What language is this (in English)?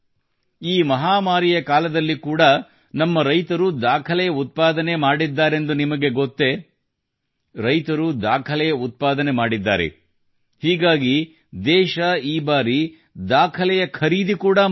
Kannada